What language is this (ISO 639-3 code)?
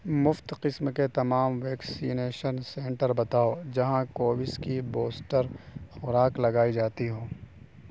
urd